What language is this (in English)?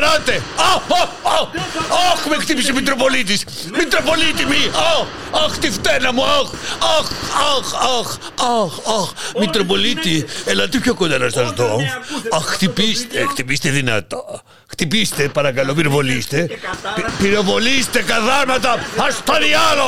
Greek